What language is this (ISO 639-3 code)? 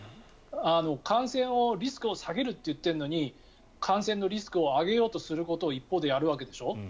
jpn